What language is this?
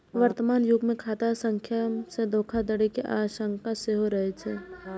Maithili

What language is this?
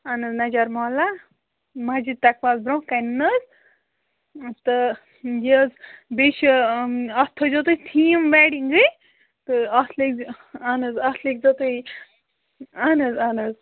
Kashmiri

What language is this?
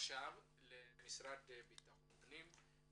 Hebrew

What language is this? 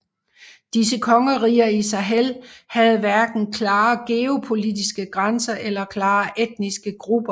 Danish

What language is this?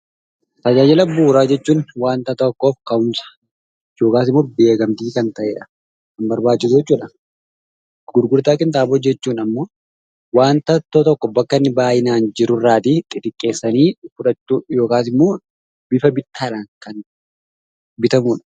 Oromo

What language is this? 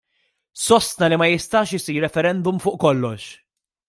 Maltese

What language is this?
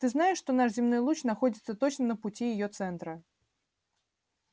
Russian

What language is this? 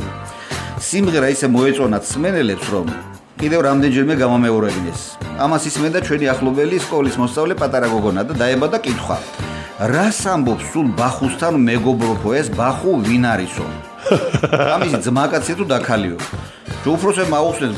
Dutch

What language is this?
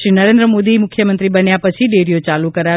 Gujarati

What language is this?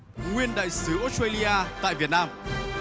Vietnamese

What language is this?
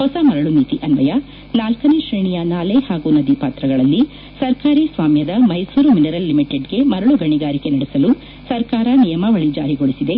Kannada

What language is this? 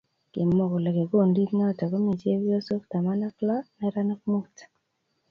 Kalenjin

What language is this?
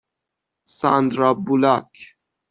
Persian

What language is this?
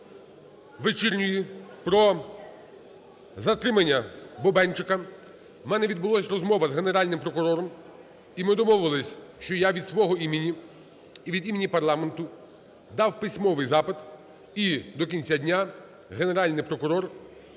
Ukrainian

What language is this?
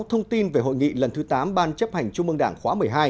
Vietnamese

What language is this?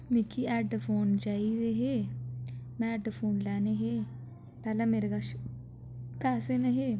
Dogri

